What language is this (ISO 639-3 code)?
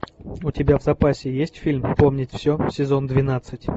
rus